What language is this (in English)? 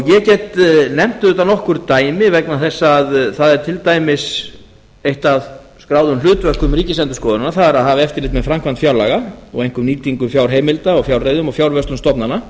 Icelandic